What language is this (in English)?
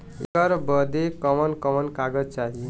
Bhojpuri